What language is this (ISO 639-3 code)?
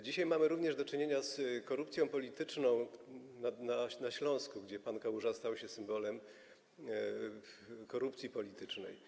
pol